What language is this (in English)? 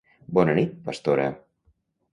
Catalan